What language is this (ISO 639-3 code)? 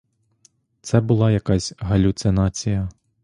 ukr